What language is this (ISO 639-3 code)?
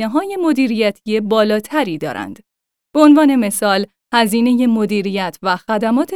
fas